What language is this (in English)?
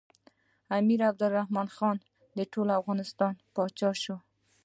Pashto